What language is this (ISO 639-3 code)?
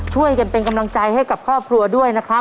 tha